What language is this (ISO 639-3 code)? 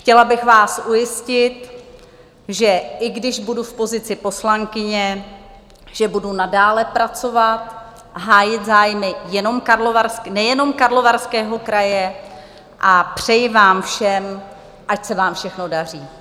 ces